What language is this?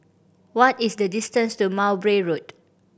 English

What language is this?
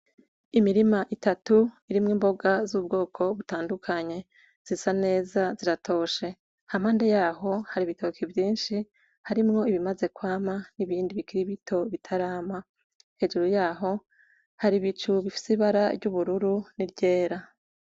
Rundi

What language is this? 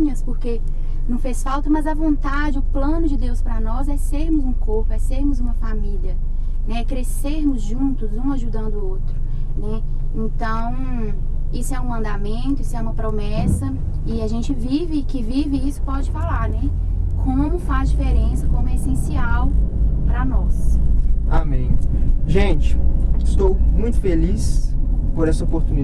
Portuguese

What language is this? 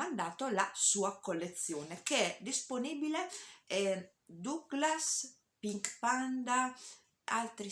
Italian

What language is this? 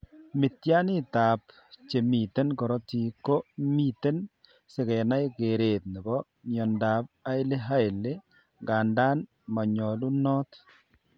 Kalenjin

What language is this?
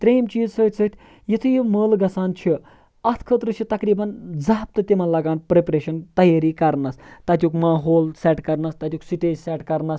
Kashmiri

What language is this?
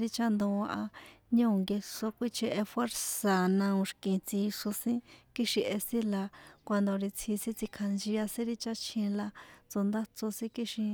San Juan Atzingo Popoloca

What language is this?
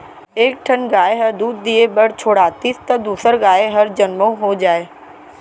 Chhattisgarhi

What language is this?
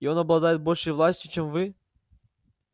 Russian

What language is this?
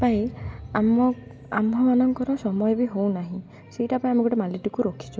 Odia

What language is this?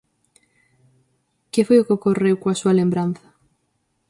Galician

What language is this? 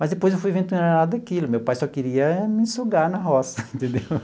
Portuguese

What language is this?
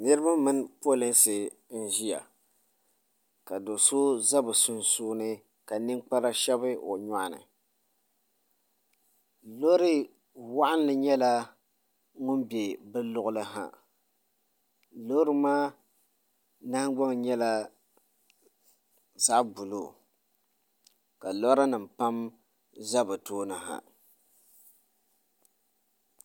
Dagbani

